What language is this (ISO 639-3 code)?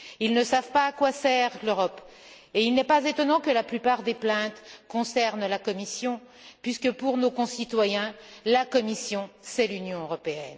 fra